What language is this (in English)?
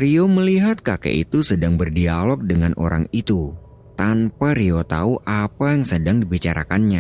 Indonesian